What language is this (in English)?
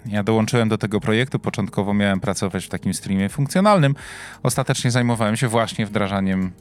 Polish